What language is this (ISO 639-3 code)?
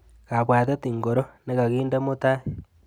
kln